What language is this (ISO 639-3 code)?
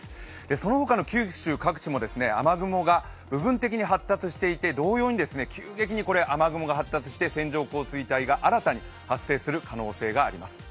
jpn